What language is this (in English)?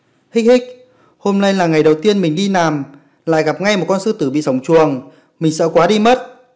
Vietnamese